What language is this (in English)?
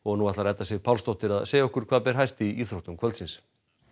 Icelandic